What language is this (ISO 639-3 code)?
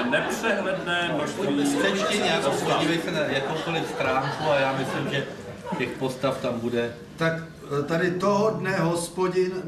ces